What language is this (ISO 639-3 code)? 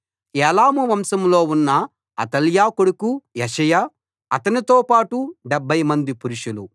tel